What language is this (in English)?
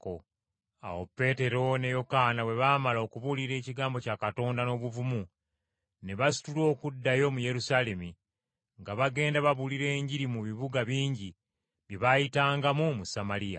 Ganda